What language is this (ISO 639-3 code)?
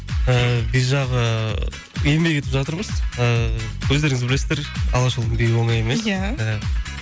kaz